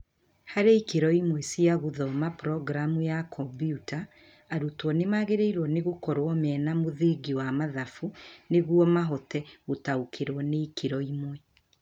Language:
Kikuyu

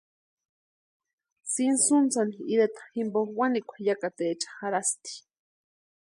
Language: Western Highland Purepecha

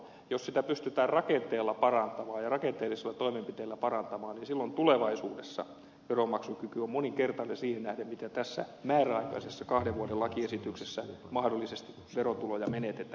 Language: Finnish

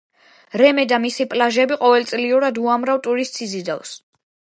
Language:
Georgian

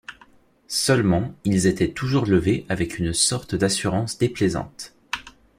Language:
French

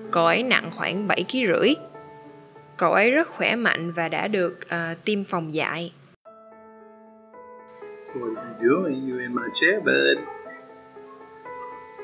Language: English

